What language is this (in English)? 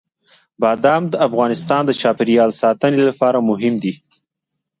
Pashto